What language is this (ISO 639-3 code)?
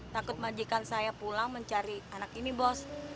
ind